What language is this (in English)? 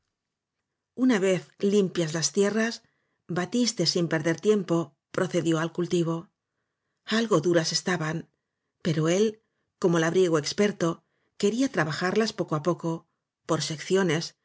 Spanish